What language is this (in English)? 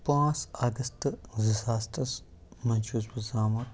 Kashmiri